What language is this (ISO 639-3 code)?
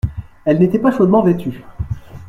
fra